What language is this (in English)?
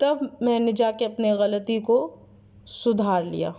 Urdu